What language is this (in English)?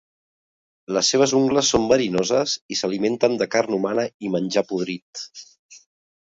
Catalan